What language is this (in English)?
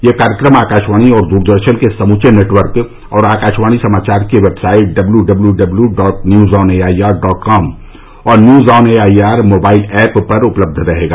Hindi